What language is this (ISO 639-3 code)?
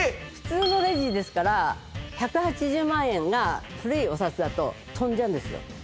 jpn